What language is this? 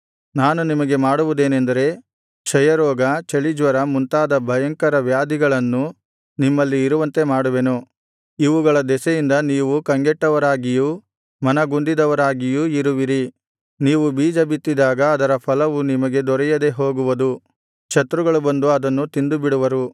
Kannada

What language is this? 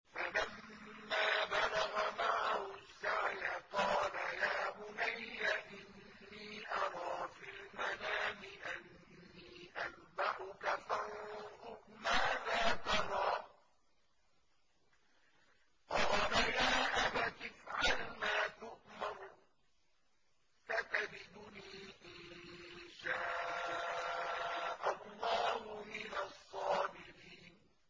Arabic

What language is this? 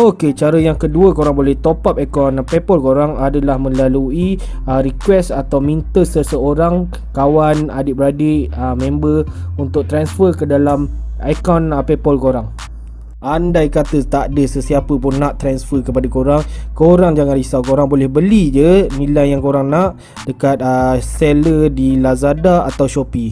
Malay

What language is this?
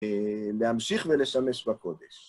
Hebrew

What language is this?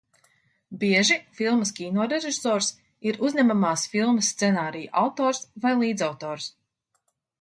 Latvian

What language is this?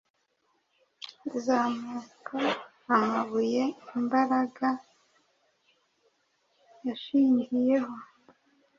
Kinyarwanda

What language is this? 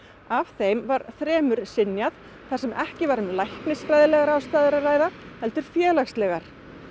Icelandic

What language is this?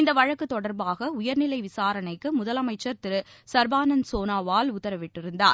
Tamil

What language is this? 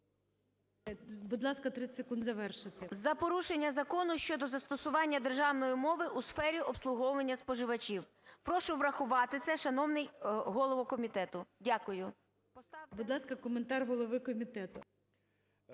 Ukrainian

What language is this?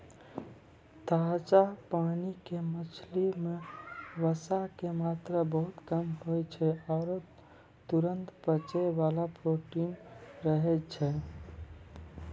Maithili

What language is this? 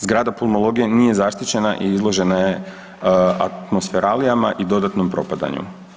Croatian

